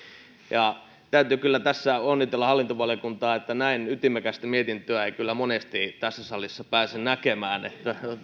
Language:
Finnish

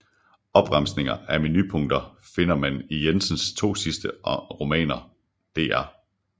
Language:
Danish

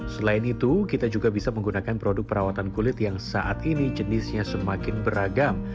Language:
Indonesian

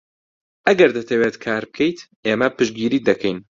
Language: Central Kurdish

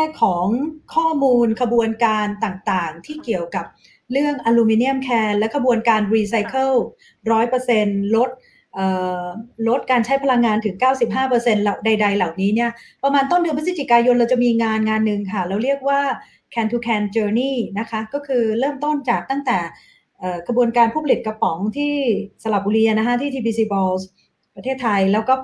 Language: Thai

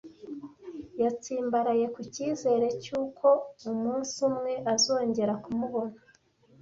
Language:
Kinyarwanda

